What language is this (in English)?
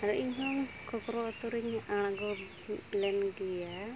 Santali